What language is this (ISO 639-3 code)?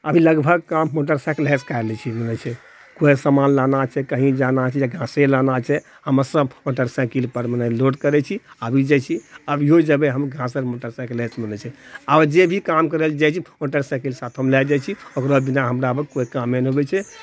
mai